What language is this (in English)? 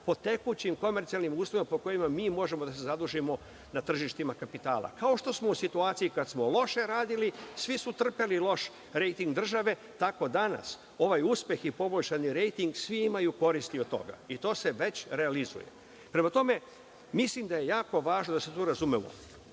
Serbian